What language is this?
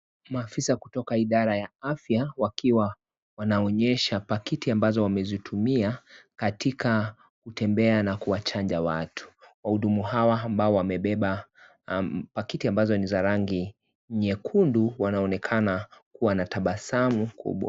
Swahili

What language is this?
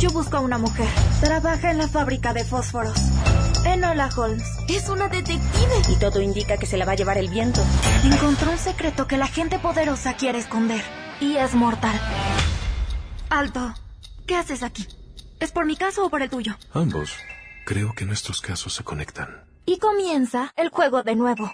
Spanish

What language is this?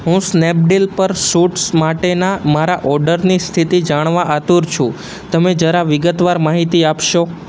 Gujarati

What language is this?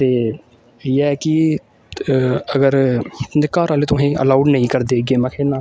Dogri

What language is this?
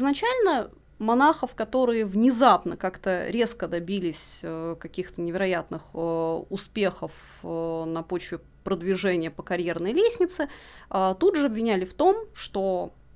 Russian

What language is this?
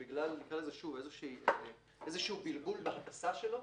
Hebrew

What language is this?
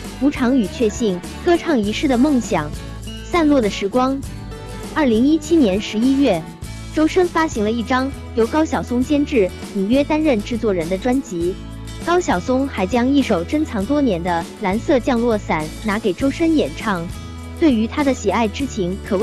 Chinese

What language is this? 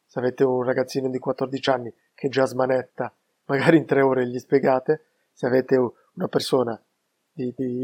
Italian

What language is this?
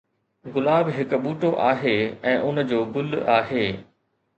Sindhi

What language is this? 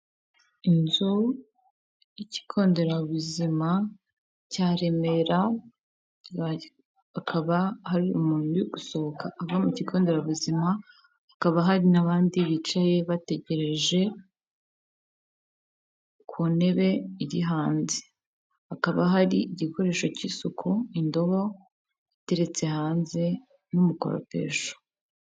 Kinyarwanda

